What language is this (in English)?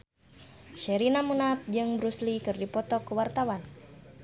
Sundanese